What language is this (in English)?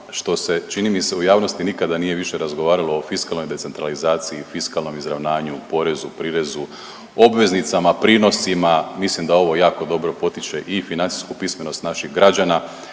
Croatian